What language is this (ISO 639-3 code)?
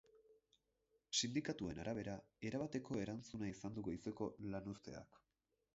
eus